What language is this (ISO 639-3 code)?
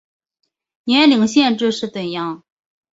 zho